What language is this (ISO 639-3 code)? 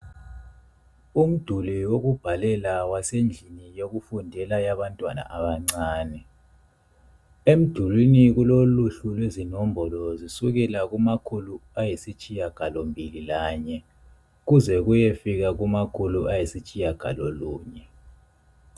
nde